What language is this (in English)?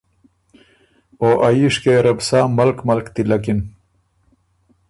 Ormuri